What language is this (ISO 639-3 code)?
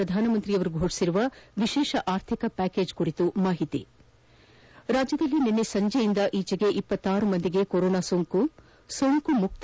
kan